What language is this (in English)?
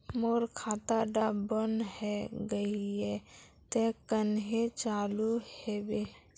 Magahi